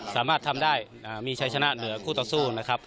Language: Thai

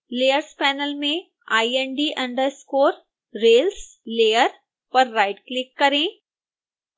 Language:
Hindi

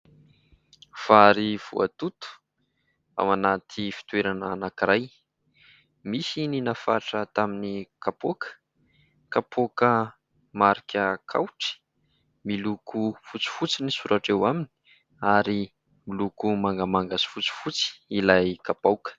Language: Malagasy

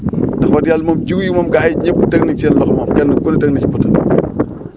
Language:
Wolof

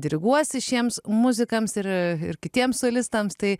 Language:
Lithuanian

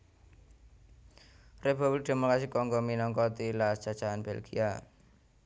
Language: Javanese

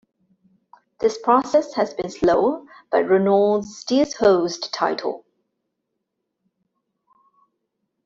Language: English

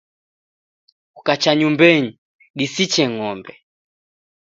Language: Taita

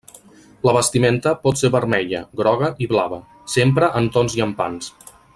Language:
Catalan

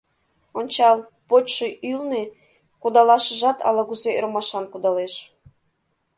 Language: Mari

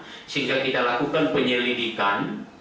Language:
Indonesian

